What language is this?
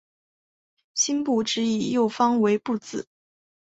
Chinese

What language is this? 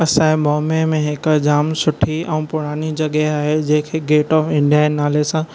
Sindhi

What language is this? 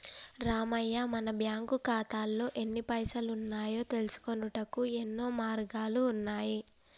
Telugu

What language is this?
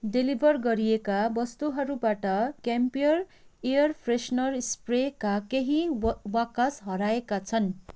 Nepali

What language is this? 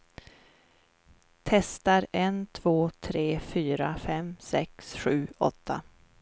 Swedish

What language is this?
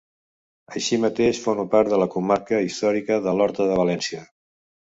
Catalan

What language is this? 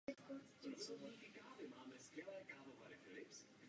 Czech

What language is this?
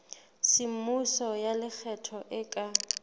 Southern Sotho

